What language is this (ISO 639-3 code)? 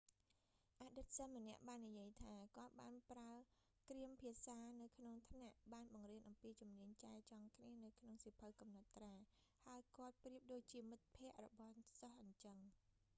khm